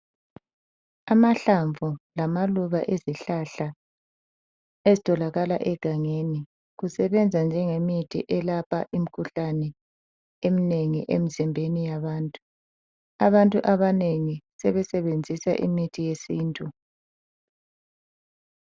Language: North Ndebele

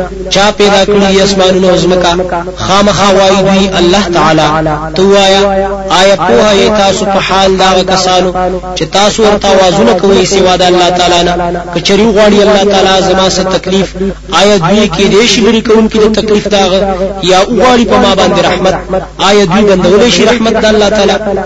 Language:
Arabic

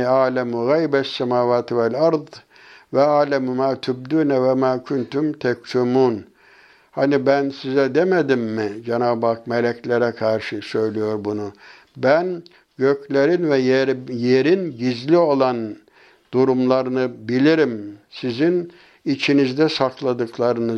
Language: Turkish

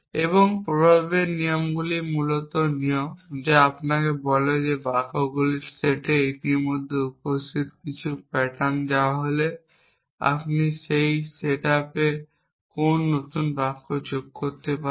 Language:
Bangla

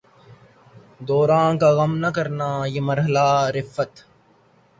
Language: Urdu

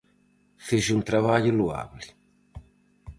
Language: Galician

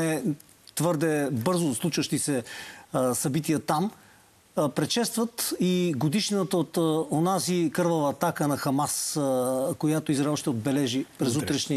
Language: Bulgarian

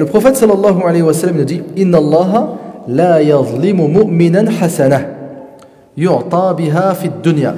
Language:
French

